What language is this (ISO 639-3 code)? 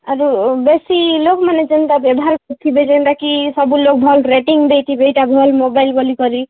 ori